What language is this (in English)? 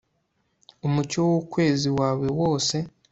Kinyarwanda